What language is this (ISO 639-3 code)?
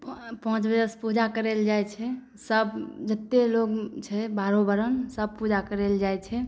mai